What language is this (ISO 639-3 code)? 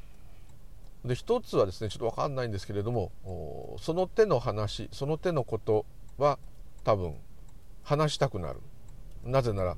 jpn